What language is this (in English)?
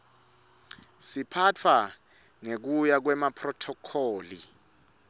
Swati